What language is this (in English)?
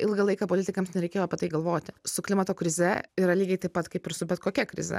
Lithuanian